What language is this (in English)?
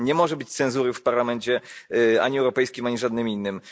Polish